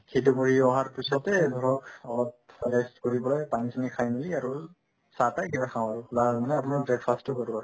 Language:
Assamese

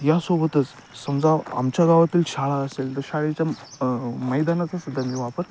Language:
Marathi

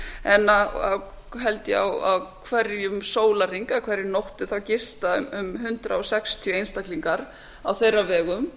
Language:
Icelandic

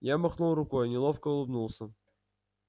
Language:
Russian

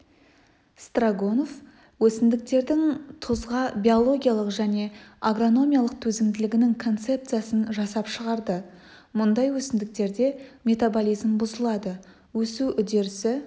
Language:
Kazakh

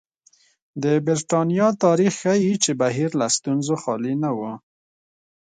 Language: Pashto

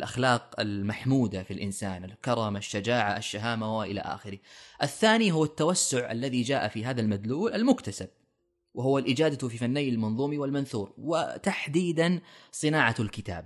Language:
Arabic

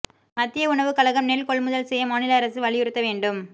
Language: Tamil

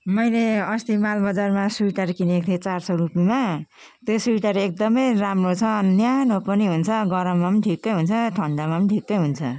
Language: Nepali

